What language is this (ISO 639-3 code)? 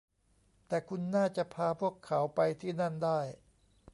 tha